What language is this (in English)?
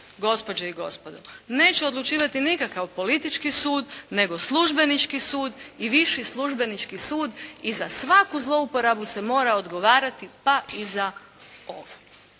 Croatian